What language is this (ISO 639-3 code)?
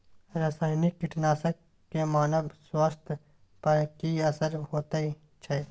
mai